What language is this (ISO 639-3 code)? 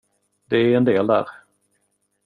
swe